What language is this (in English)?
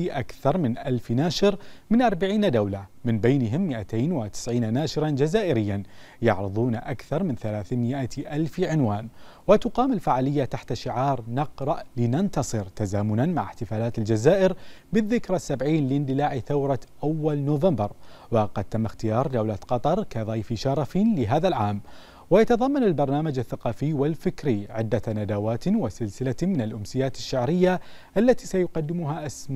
Arabic